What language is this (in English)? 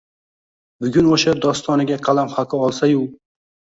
Uzbek